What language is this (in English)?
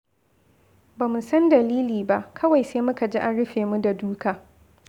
Hausa